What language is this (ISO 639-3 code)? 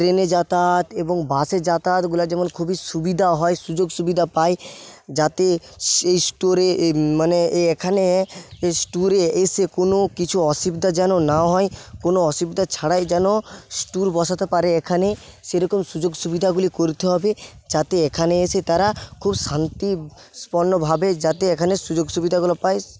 ben